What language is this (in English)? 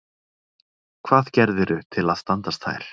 Icelandic